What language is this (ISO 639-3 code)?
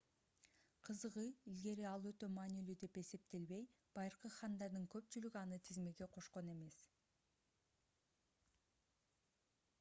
kir